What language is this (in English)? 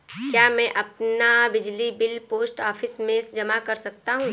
Hindi